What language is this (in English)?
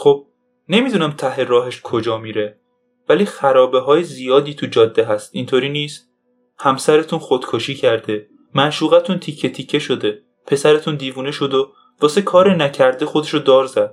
Persian